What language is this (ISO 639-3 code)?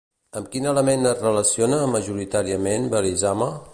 cat